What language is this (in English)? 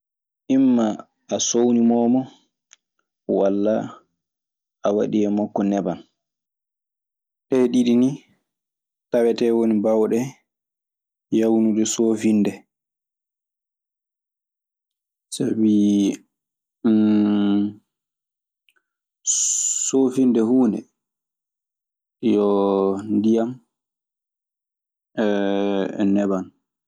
Maasina Fulfulde